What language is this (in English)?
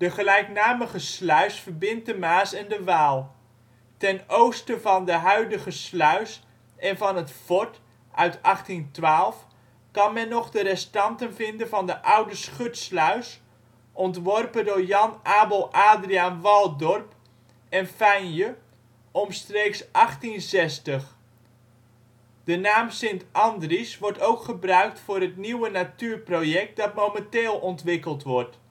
Dutch